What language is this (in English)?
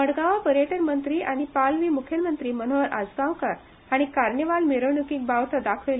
Konkani